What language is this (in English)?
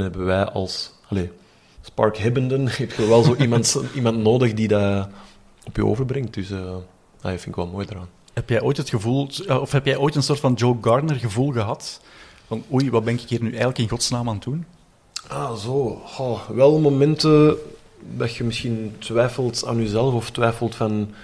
Dutch